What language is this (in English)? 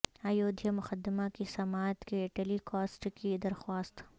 Urdu